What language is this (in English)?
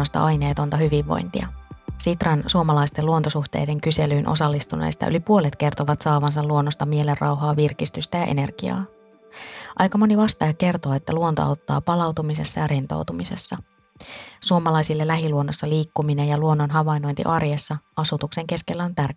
Finnish